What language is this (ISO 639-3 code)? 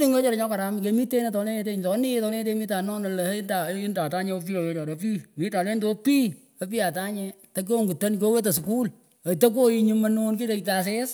pko